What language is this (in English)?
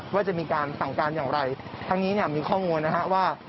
Thai